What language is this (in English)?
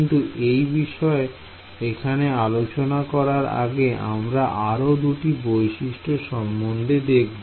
Bangla